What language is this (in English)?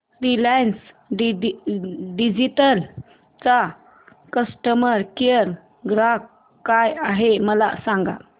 Marathi